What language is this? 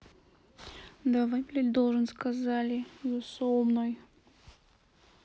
Russian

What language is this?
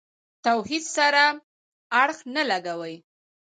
Pashto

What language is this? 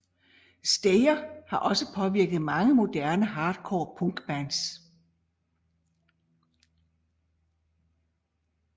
Danish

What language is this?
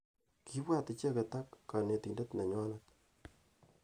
Kalenjin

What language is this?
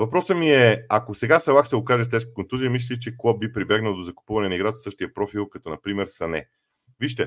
Bulgarian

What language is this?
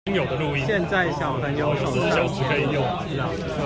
Chinese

